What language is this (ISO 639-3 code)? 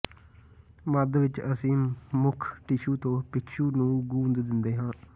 pan